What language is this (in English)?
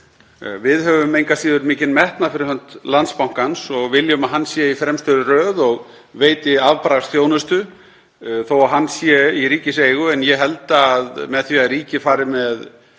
Icelandic